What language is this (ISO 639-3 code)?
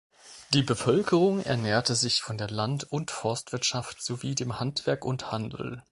deu